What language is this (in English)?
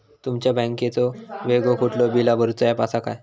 Marathi